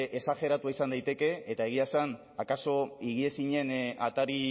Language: Basque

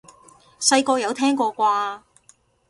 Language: Cantonese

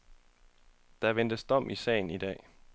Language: Danish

